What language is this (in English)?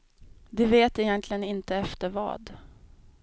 Swedish